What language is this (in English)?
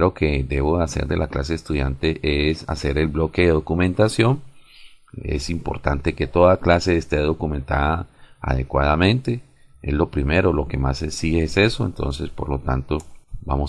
Spanish